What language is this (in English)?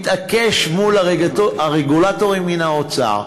Hebrew